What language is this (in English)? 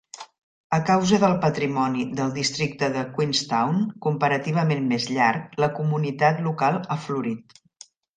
Catalan